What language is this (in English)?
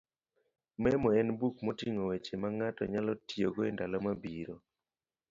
Luo (Kenya and Tanzania)